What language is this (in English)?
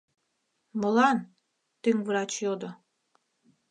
Mari